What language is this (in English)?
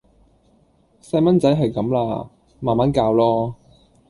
Cantonese